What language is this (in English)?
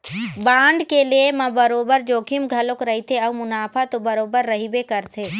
Chhattisgarhi